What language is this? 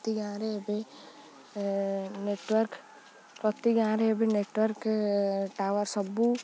Odia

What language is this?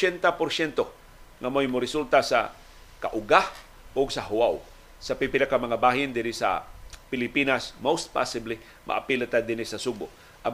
Filipino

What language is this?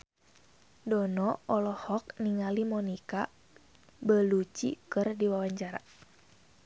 Sundanese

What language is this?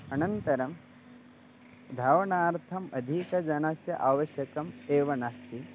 Sanskrit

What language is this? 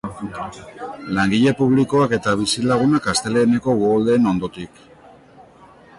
Basque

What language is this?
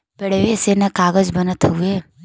Bhojpuri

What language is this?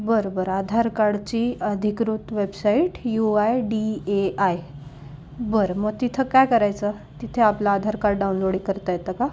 Marathi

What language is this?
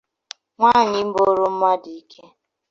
Igbo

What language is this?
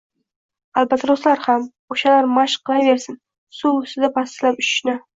Uzbek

